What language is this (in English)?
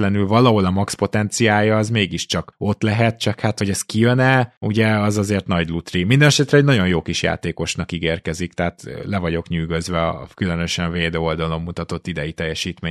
Hungarian